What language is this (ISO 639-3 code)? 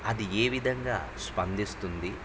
tel